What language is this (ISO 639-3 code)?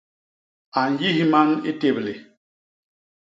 bas